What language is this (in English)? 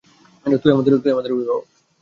Bangla